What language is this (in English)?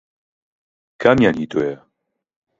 Central Kurdish